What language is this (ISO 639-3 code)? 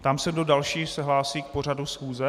ces